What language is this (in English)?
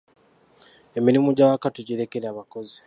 Ganda